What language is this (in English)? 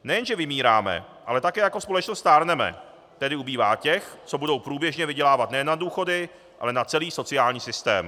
Czech